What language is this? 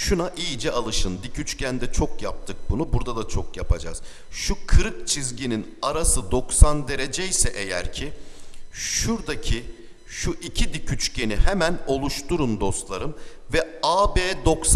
Turkish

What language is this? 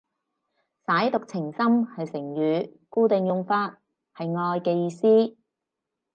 Cantonese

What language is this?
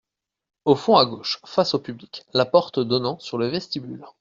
French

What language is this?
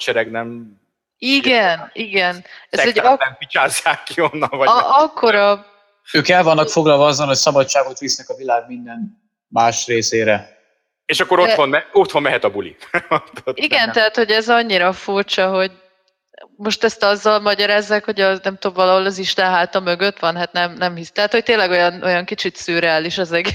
Hungarian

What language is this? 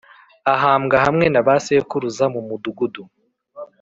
Kinyarwanda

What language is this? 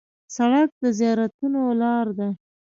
Pashto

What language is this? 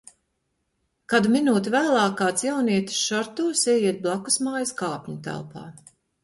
Latvian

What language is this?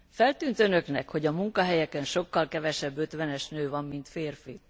Hungarian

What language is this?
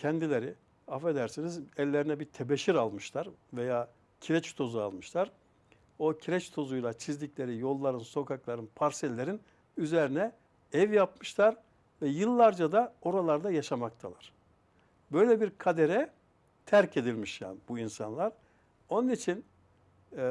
Turkish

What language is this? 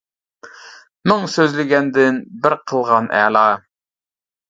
Uyghur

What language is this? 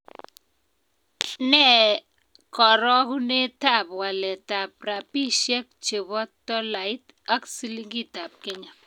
Kalenjin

